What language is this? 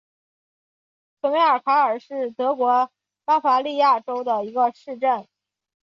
Chinese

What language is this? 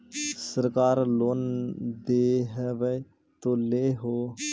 Magahi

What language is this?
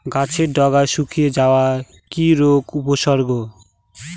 Bangla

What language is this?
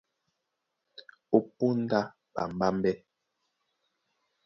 Duala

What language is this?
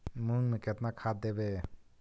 Magahi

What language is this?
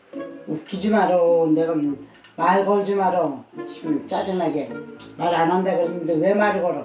Korean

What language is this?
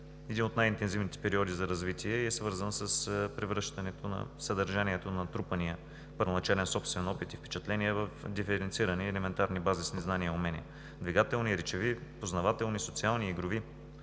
Bulgarian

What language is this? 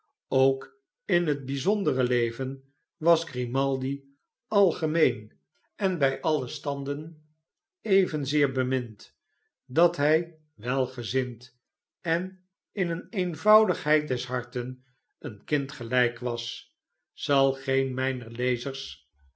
Dutch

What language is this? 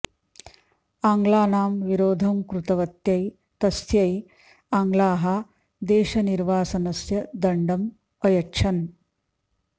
Sanskrit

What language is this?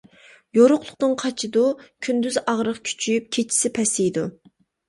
Uyghur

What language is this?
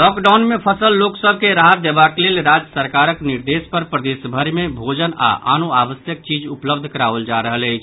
Maithili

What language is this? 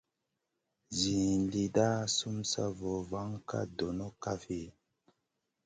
Masana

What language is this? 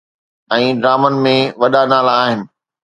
Sindhi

